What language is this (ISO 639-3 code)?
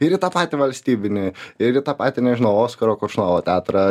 lit